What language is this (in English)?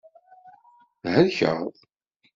Kabyle